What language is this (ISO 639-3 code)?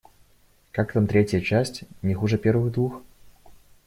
rus